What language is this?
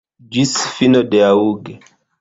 Esperanto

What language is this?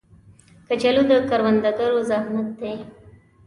Pashto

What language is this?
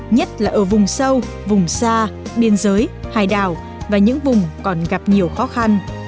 Vietnamese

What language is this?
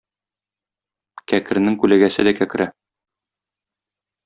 Tatar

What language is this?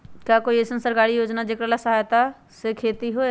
Magahi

